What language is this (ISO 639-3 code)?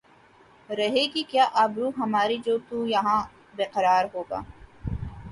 urd